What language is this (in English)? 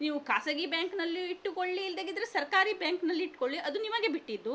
Kannada